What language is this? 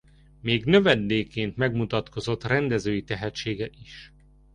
Hungarian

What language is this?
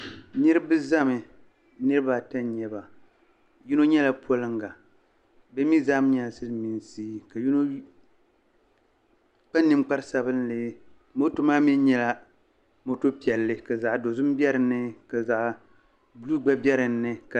Dagbani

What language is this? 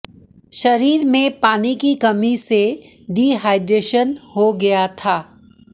Hindi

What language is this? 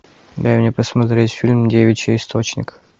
Russian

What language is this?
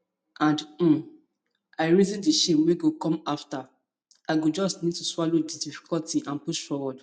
Nigerian Pidgin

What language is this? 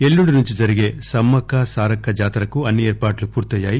Telugu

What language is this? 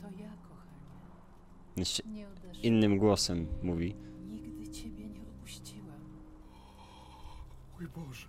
Polish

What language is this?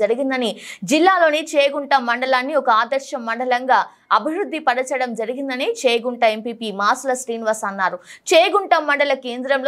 Telugu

